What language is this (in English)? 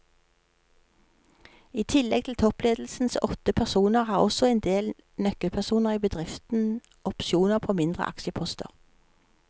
Norwegian